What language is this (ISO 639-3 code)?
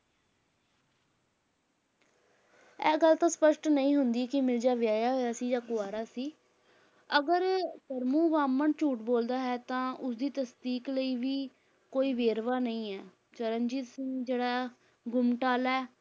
pan